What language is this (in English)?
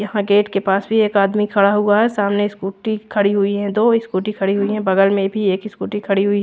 Hindi